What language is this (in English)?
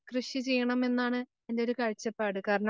Malayalam